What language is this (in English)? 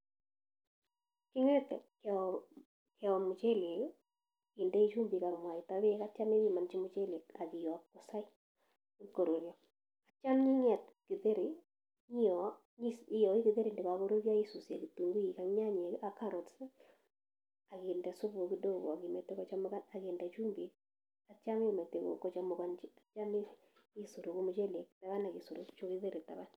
Kalenjin